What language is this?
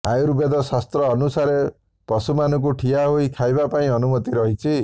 Odia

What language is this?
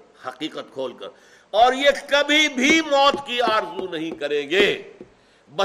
Urdu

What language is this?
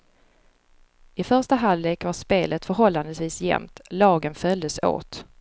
Swedish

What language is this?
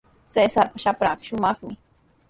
Sihuas Ancash Quechua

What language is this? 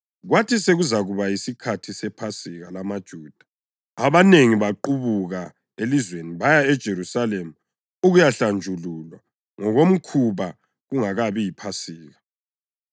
North Ndebele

